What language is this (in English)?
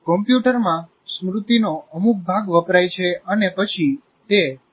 Gujarati